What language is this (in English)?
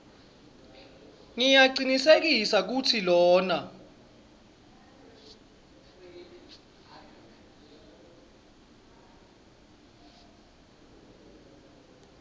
Swati